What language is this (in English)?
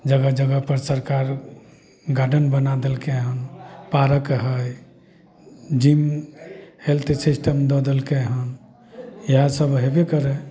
Maithili